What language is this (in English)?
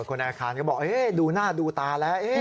Thai